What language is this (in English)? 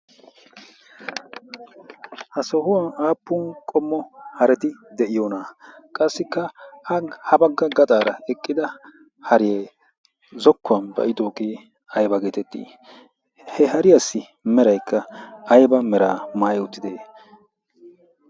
Wolaytta